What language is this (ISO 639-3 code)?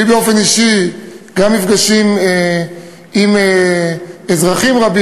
heb